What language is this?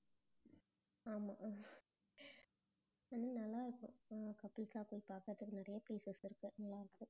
Tamil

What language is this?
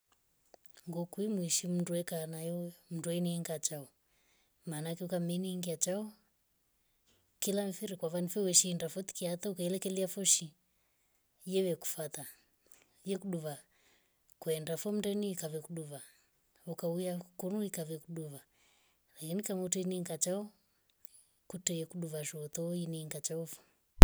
Rombo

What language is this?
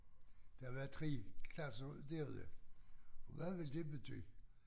Danish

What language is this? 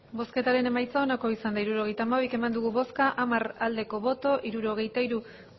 Basque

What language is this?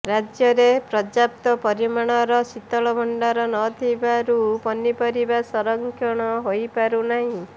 Odia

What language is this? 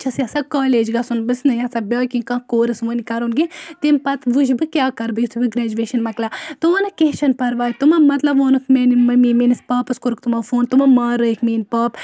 Kashmiri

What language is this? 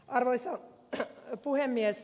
Finnish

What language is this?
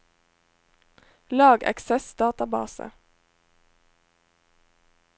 Norwegian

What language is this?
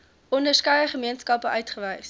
Afrikaans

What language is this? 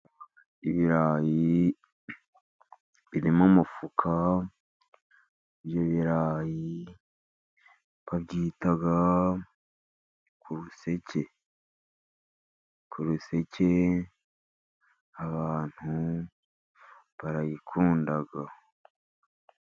Kinyarwanda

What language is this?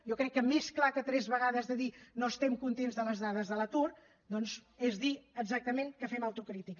Catalan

